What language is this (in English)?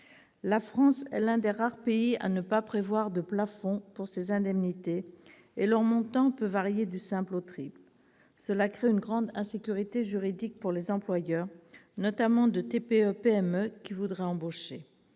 French